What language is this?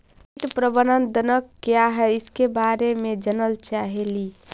Magahi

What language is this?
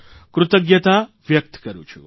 Gujarati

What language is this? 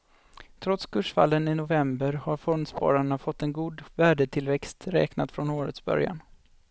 Swedish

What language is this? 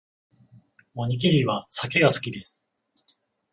Japanese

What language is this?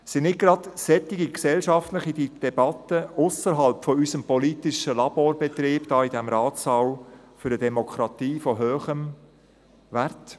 Swiss German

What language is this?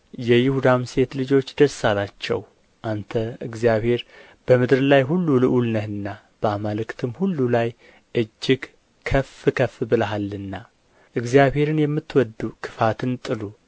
Amharic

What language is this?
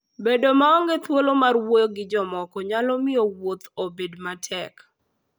Luo (Kenya and Tanzania)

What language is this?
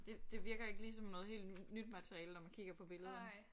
Danish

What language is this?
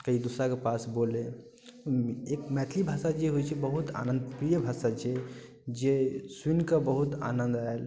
Maithili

